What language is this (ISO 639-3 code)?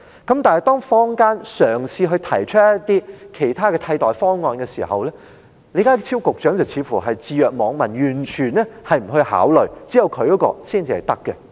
yue